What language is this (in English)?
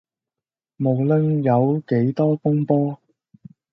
Cantonese